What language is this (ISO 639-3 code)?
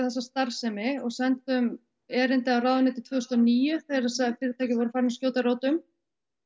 isl